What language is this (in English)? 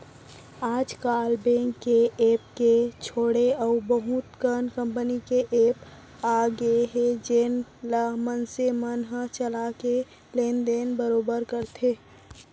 Chhattisgarhi